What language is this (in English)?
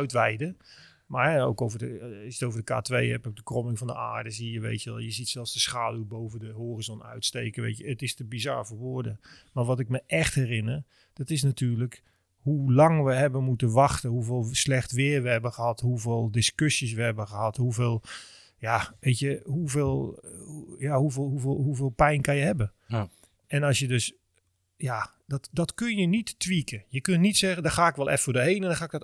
Dutch